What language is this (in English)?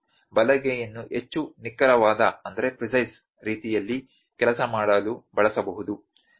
Kannada